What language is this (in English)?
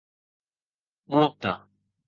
Occitan